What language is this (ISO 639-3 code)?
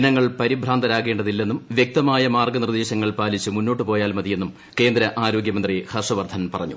mal